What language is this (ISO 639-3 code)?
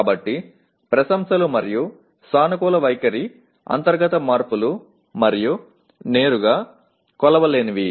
tel